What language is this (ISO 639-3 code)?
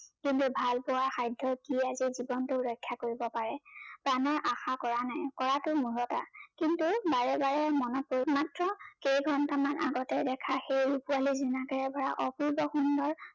asm